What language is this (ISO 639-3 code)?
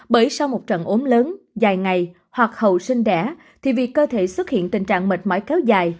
vie